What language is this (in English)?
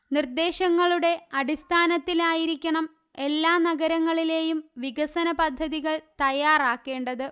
Malayalam